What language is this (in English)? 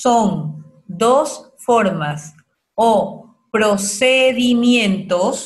Spanish